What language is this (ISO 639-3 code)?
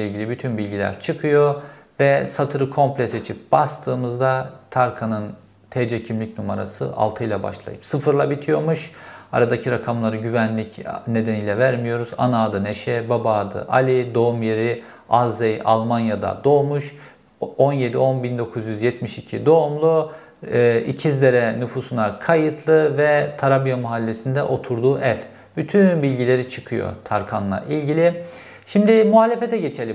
tur